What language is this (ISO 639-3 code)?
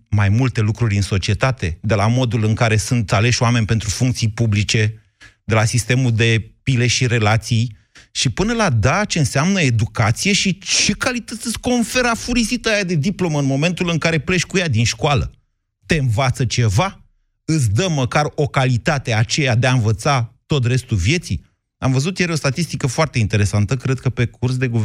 ron